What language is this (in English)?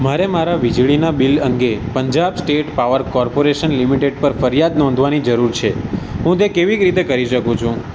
Gujarati